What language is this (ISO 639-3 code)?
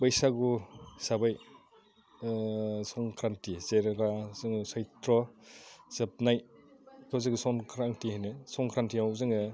brx